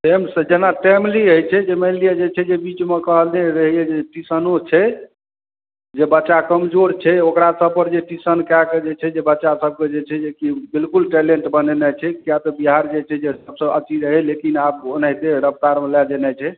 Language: Maithili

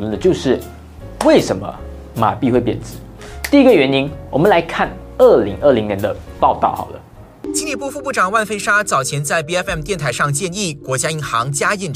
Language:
Chinese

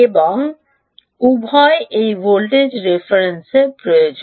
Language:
Bangla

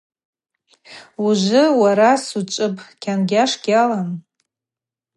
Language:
Abaza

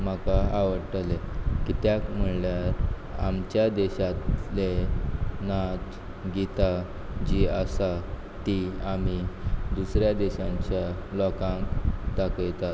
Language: Konkani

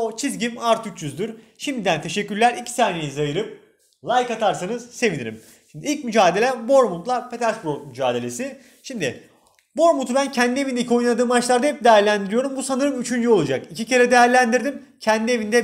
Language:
Turkish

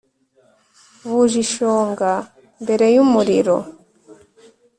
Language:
Kinyarwanda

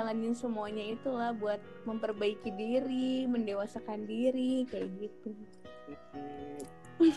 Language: Indonesian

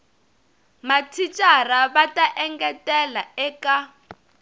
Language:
Tsonga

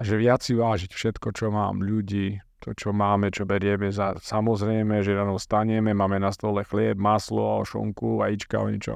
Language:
Slovak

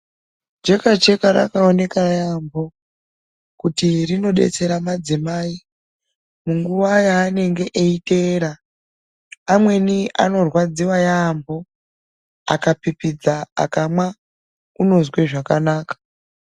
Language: Ndau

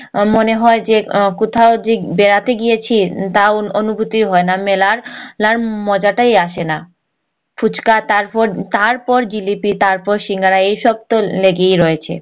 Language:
Bangla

